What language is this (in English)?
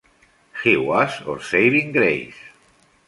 Spanish